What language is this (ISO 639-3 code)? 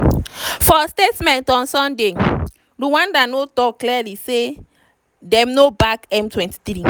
pcm